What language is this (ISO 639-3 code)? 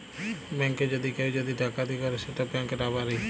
ben